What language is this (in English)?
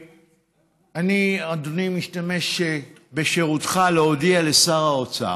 Hebrew